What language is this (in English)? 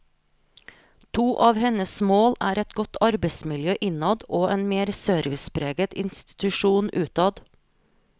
Norwegian